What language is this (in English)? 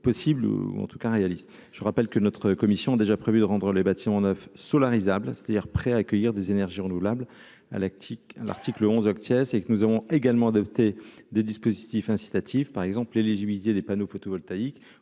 French